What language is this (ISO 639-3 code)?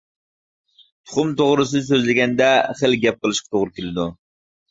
uig